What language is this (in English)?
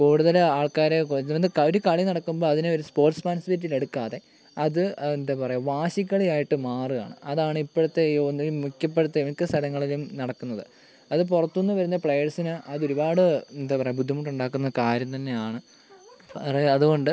Malayalam